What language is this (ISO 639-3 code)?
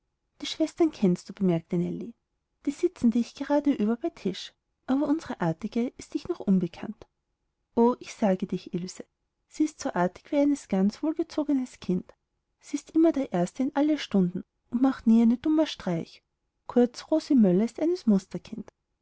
deu